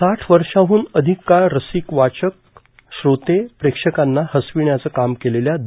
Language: Marathi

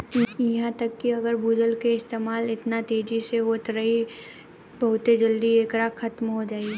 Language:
Bhojpuri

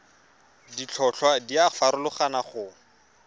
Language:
Tswana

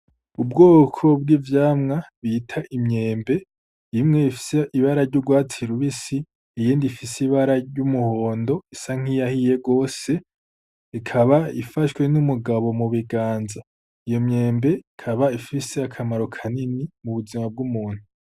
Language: Rundi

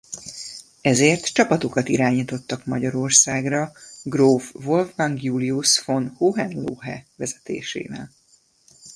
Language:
Hungarian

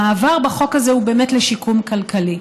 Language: Hebrew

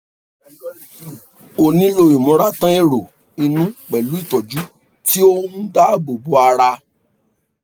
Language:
Yoruba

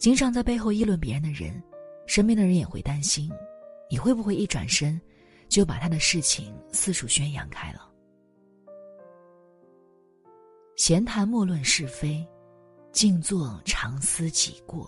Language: Chinese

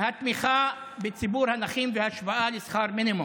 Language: Hebrew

